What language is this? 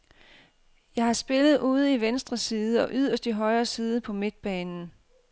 Danish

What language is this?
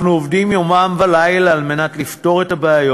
Hebrew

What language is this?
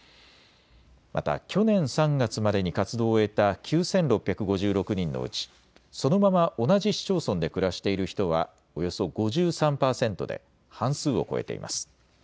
Japanese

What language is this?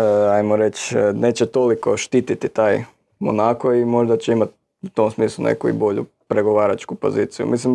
Croatian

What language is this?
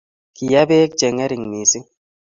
Kalenjin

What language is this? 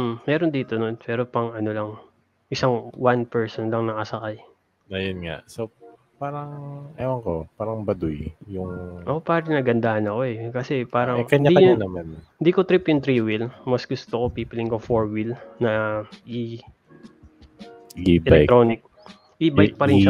Filipino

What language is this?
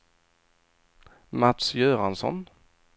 Swedish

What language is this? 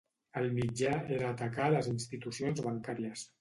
Catalan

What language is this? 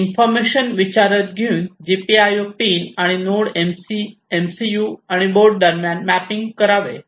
Marathi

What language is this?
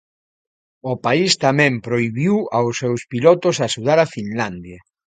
Galician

